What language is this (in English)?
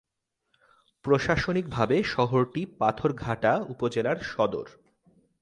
Bangla